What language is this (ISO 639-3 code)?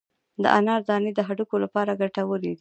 pus